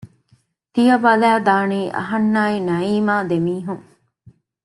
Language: Divehi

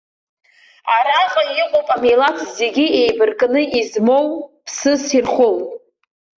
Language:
Abkhazian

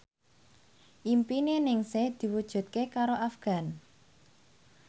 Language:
Javanese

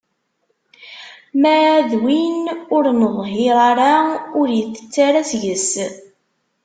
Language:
Kabyle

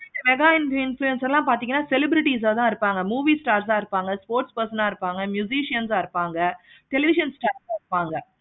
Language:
Tamil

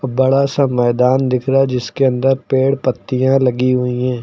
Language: Hindi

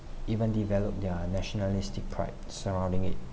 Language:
English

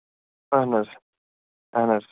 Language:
Kashmiri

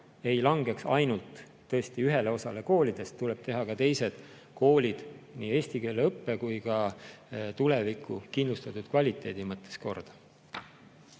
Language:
Estonian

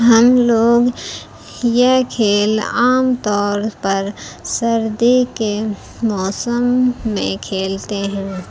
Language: Urdu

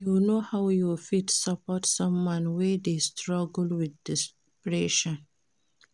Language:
Nigerian Pidgin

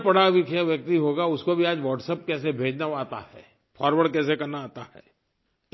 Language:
Hindi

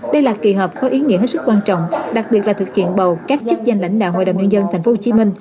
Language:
Vietnamese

